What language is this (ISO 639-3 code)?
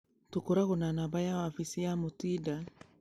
kik